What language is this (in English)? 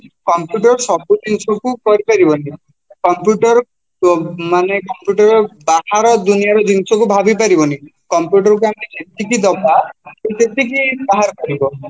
Odia